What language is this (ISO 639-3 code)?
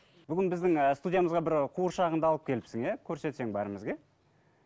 kaz